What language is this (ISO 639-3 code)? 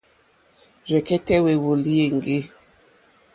bri